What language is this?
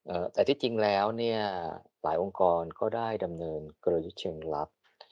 Thai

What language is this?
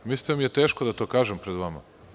Serbian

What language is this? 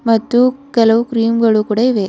Kannada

